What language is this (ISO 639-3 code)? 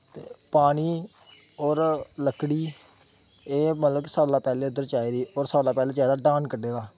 doi